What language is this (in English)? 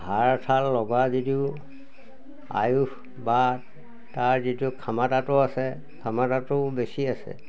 Assamese